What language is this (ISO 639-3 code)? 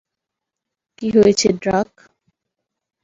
ben